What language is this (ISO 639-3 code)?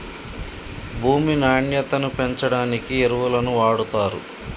tel